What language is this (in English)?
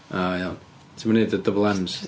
Welsh